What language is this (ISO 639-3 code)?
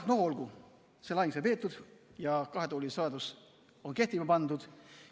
est